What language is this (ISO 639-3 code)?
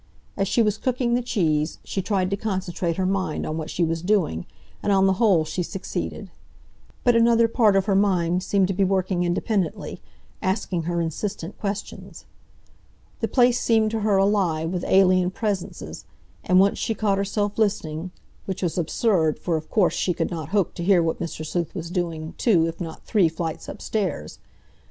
eng